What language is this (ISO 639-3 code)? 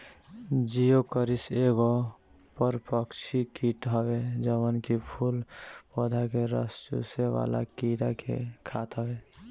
bho